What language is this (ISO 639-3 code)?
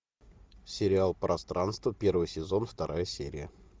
rus